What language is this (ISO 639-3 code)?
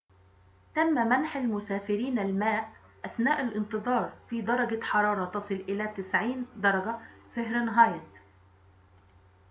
ara